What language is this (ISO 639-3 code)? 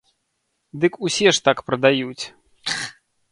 bel